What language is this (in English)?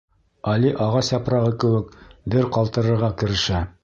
Bashkir